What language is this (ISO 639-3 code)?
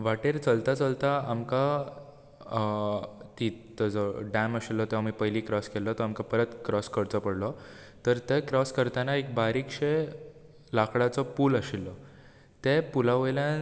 kok